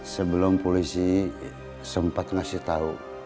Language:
Indonesian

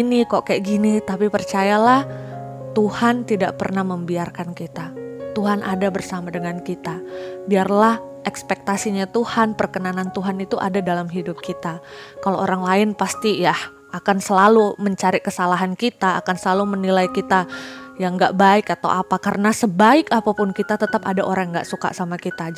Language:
Indonesian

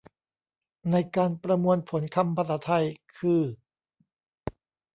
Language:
Thai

